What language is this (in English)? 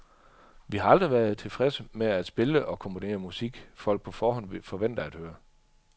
Danish